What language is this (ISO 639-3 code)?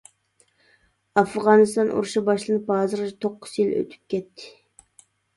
uig